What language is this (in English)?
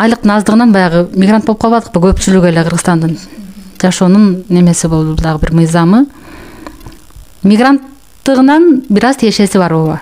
Turkish